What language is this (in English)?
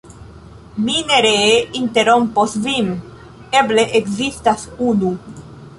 Esperanto